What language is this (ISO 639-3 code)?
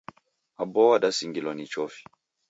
dav